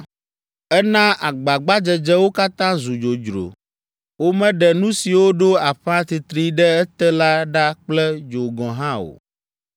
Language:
Ewe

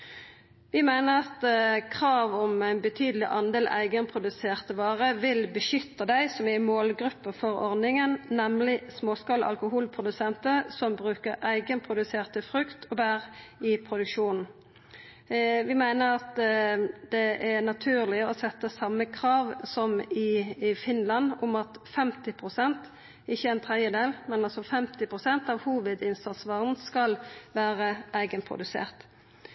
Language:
Norwegian Nynorsk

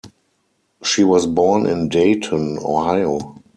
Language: English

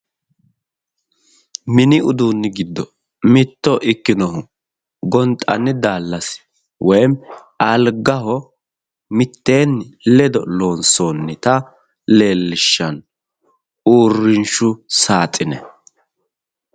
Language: Sidamo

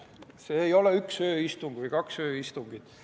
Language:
Estonian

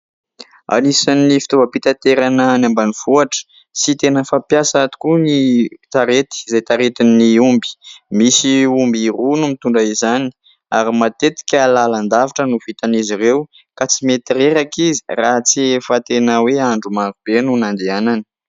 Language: Malagasy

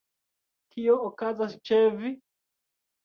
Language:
Esperanto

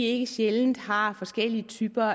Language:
Danish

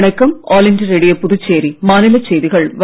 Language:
Tamil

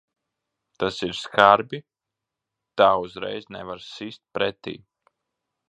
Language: Latvian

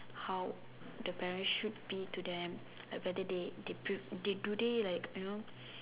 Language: English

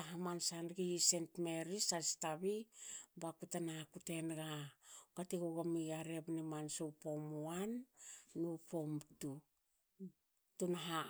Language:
Hakö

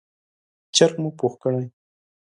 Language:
Pashto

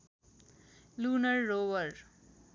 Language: Nepali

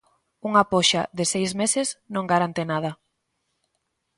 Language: Galician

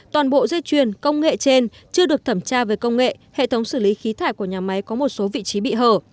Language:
Vietnamese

